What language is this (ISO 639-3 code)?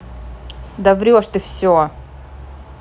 rus